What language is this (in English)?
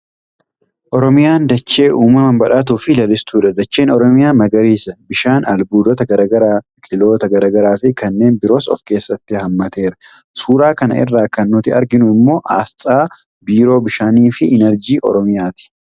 Oromo